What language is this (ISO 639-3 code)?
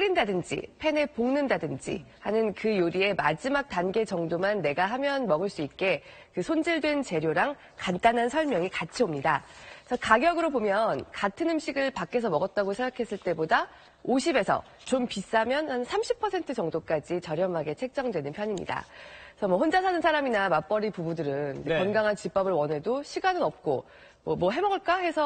kor